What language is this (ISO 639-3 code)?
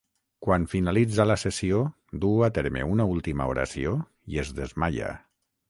cat